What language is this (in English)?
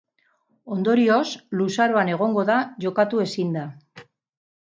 Basque